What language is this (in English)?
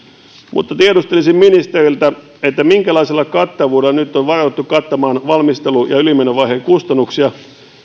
Finnish